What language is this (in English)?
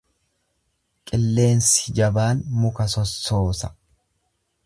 Oromo